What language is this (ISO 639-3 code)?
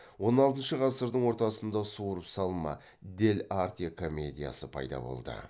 kaz